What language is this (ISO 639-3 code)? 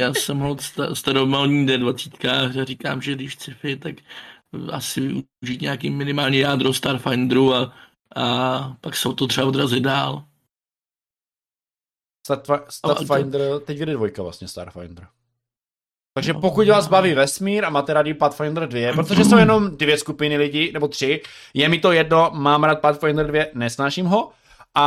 ces